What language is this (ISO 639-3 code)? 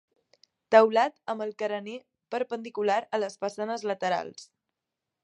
cat